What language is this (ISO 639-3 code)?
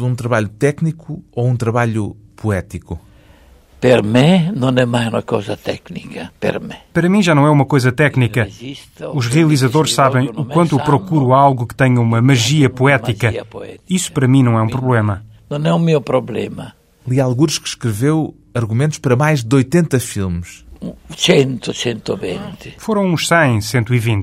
por